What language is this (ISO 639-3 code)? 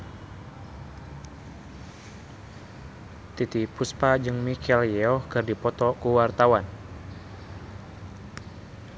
sun